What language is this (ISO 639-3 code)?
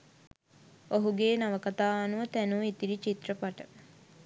sin